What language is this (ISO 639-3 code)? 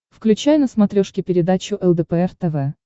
rus